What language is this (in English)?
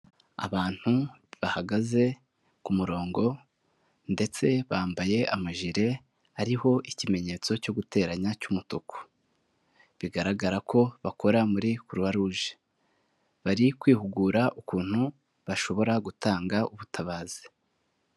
Kinyarwanda